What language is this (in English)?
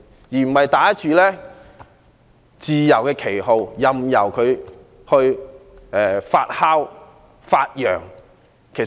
Cantonese